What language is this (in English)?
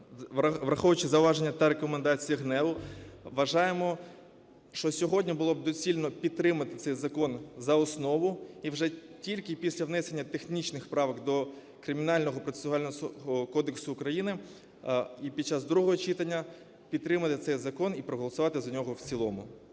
Ukrainian